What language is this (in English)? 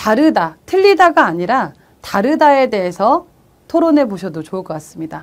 Korean